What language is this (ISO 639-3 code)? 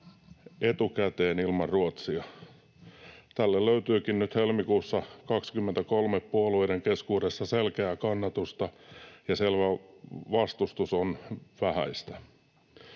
fin